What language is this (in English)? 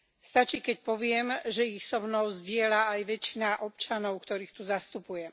Slovak